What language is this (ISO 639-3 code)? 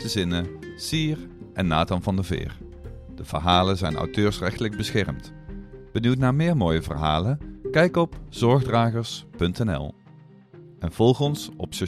nld